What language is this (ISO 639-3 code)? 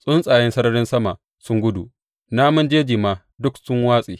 hau